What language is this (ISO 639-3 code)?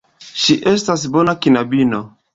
epo